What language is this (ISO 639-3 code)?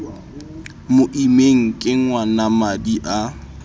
sot